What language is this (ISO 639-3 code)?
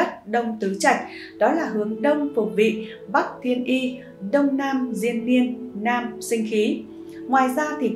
vie